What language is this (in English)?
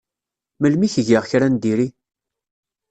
Kabyle